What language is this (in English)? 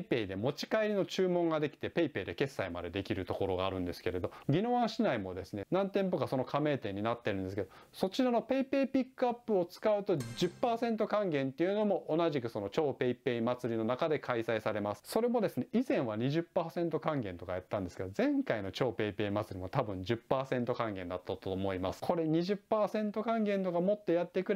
Japanese